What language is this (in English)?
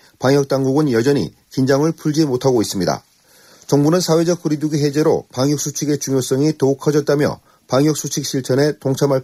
Korean